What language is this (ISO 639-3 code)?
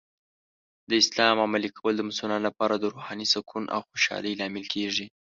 pus